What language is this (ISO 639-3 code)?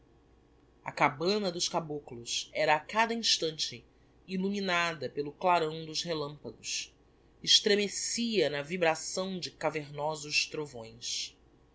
por